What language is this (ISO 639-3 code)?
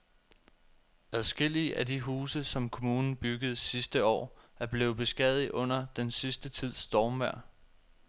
dan